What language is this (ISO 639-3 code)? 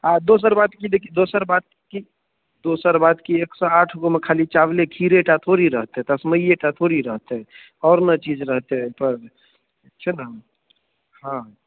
mai